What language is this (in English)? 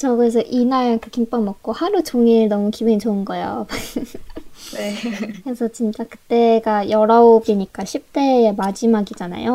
Korean